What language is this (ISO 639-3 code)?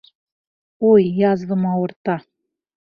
bak